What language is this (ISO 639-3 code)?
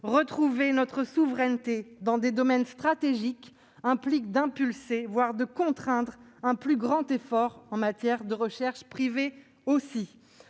fra